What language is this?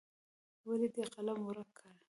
Pashto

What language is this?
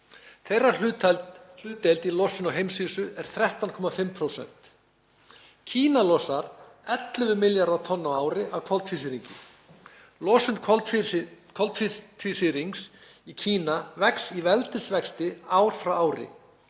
Icelandic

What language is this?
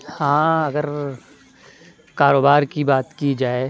Urdu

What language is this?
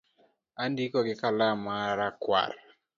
Luo (Kenya and Tanzania)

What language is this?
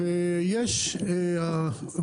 Hebrew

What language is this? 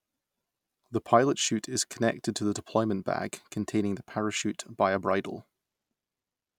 English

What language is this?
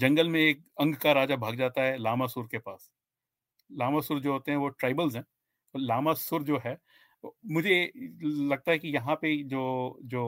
Hindi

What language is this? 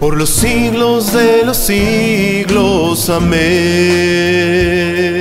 Spanish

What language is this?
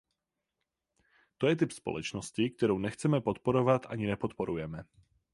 Czech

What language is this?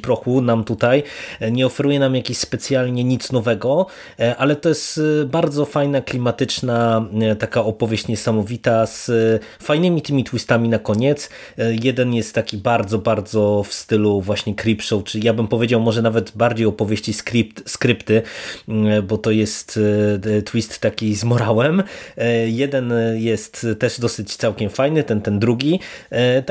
Polish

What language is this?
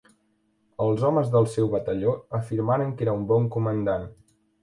Catalan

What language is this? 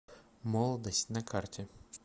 Russian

